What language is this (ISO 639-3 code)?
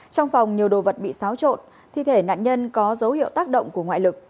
vie